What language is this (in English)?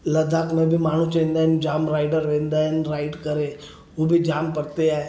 Sindhi